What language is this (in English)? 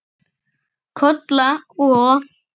Icelandic